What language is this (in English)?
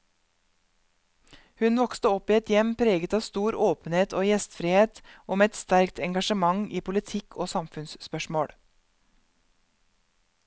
Norwegian